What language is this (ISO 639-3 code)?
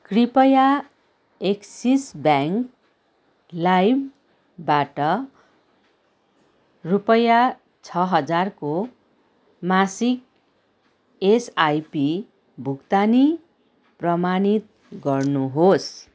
nep